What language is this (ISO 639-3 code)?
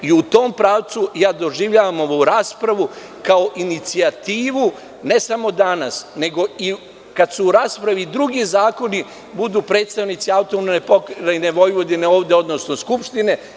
srp